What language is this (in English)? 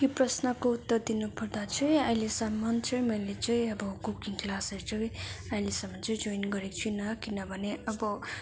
Nepali